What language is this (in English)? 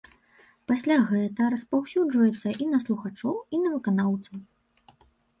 Belarusian